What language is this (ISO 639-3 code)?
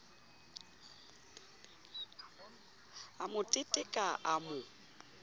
sot